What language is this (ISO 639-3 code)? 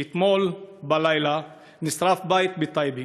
heb